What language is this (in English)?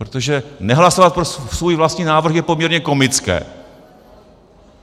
Czech